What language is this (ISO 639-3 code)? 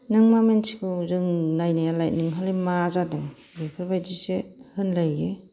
brx